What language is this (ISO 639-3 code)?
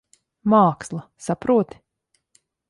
lav